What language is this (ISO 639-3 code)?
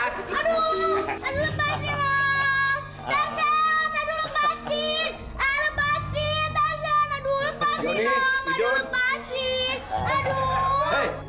ind